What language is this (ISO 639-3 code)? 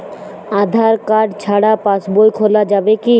ben